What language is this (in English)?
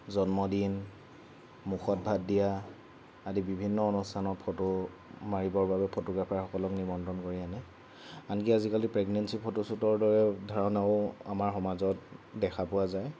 Assamese